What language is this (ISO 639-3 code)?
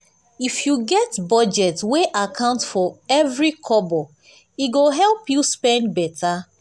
pcm